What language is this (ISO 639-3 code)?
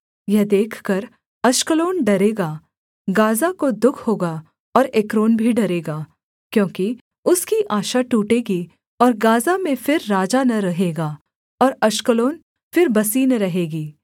hin